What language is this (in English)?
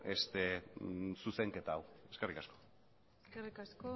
Basque